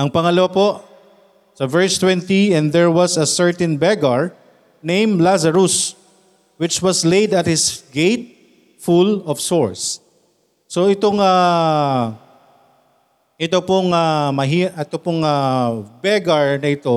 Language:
Filipino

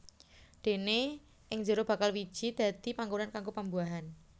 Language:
Javanese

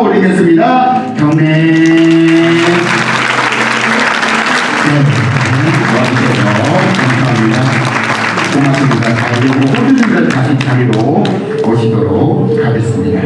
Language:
Korean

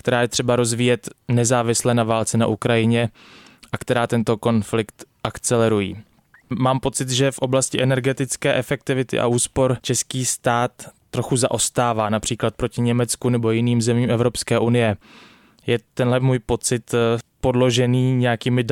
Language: Czech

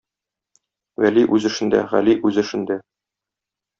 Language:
Tatar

